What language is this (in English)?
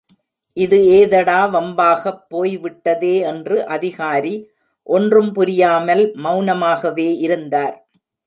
Tamil